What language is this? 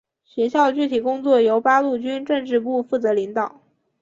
Chinese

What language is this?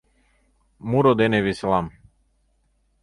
Mari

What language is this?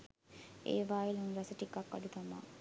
Sinhala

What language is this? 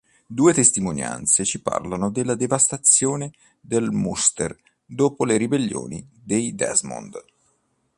Italian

